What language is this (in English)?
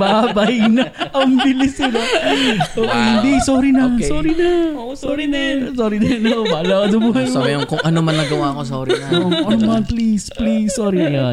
Filipino